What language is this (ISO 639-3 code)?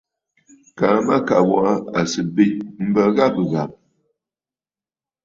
bfd